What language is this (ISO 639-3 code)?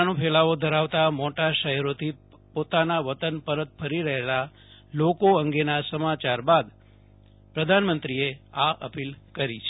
guj